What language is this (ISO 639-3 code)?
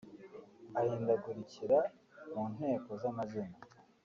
kin